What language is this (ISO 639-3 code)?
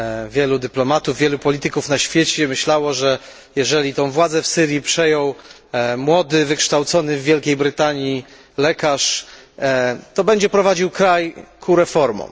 pol